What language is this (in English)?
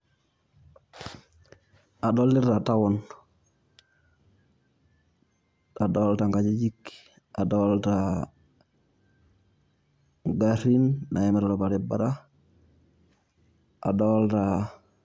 Masai